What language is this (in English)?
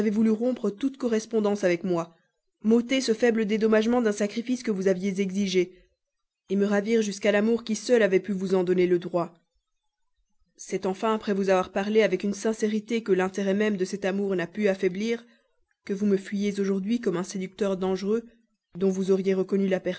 French